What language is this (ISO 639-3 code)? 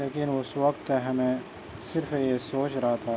urd